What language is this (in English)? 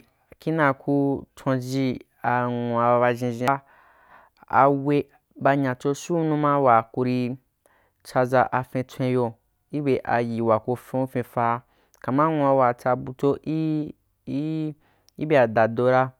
Wapan